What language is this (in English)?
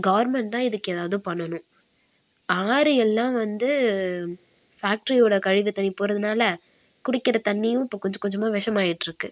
Tamil